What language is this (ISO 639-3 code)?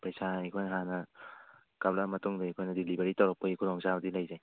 mni